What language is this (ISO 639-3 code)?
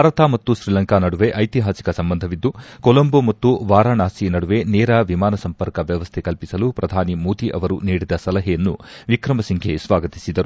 kan